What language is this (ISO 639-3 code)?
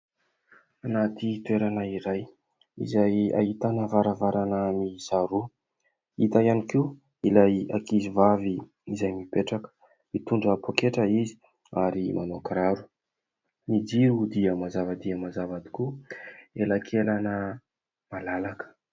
mlg